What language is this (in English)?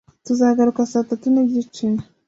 Kinyarwanda